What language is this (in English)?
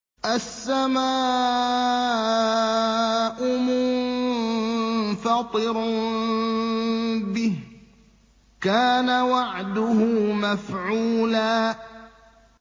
Arabic